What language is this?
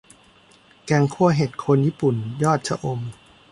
Thai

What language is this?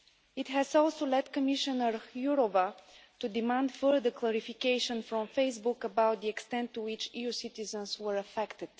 English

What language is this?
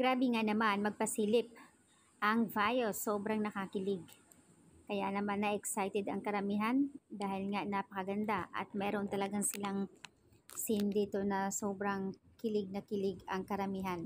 Filipino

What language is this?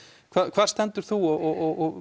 Icelandic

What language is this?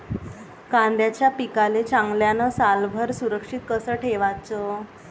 Marathi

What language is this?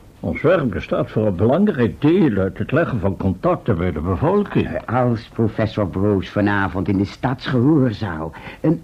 Dutch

